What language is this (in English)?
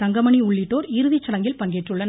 Tamil